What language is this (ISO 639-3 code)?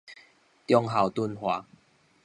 nan